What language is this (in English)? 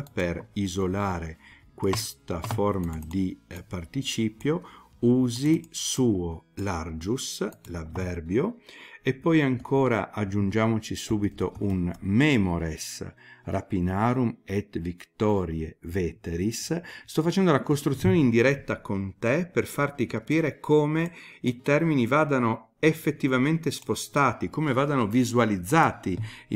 Italian